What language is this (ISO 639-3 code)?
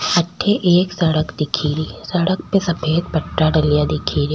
raj